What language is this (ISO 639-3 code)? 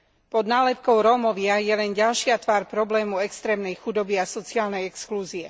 slk